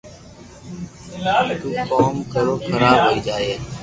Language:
Loarki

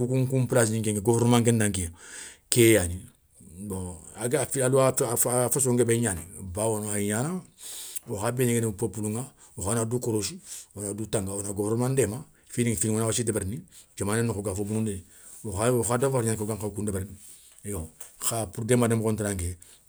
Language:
Soninke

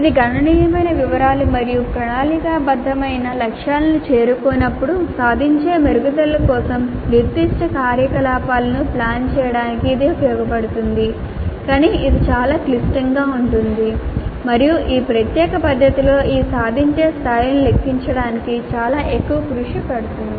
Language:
Telugu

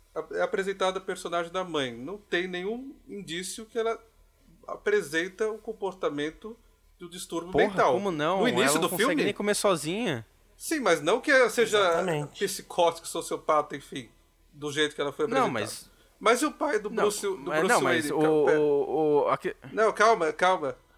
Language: Portuguese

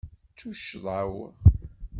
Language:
Kabyle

